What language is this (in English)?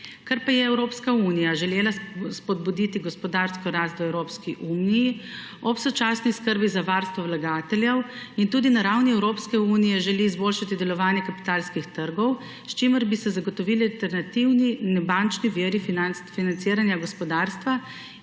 Slovenian